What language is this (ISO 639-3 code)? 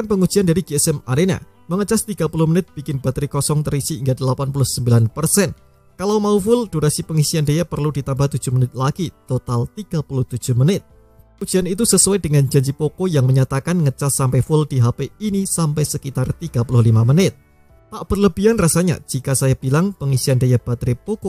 ind